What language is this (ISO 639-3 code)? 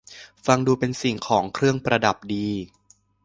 tha